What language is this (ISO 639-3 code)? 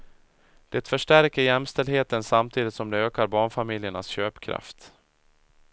swe